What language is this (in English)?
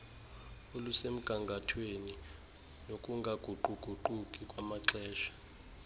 Xhosa